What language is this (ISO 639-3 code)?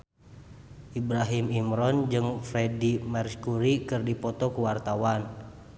sun